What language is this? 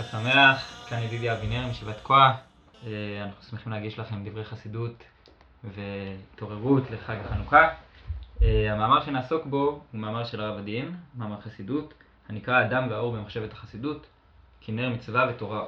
Hebrew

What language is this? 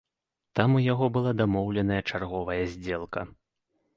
Belarusian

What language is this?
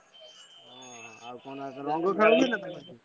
Odia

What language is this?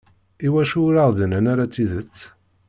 Kabyle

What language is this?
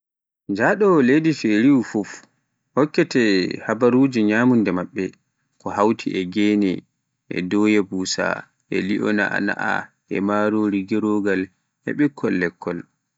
Pular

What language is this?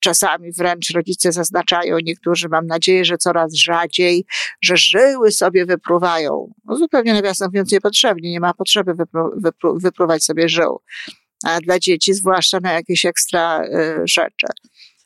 Polish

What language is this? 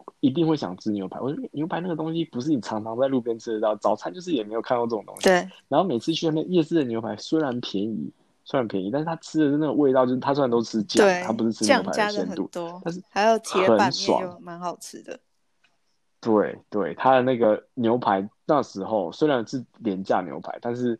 Chinese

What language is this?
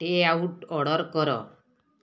Odia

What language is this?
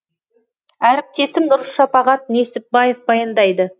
Kazakh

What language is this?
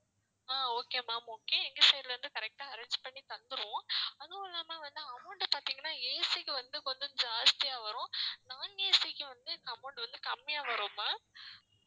Tamil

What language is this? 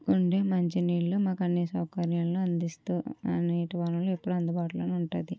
Telugu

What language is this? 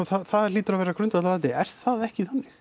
Icelandic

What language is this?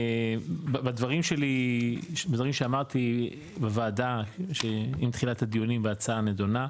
Hebrew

